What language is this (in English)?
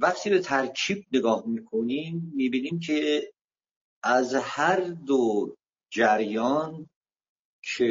Persian